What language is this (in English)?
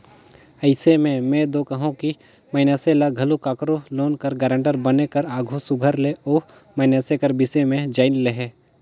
Chhattisgarhi